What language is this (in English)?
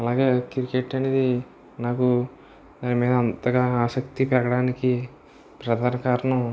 Telugu